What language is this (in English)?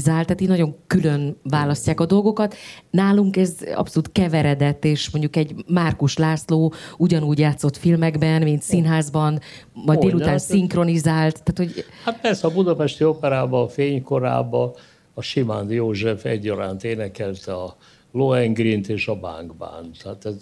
Hungarian